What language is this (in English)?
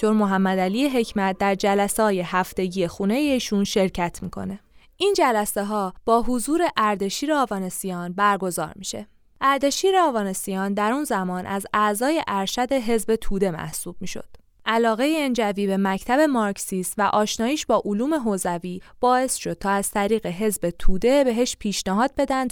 Persian